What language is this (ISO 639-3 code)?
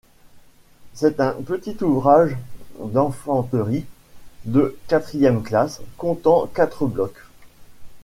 fra